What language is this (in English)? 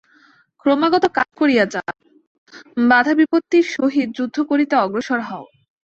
Bangla